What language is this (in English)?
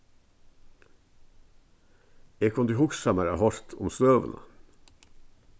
Faroese